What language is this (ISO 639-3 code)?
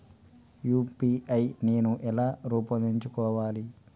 tel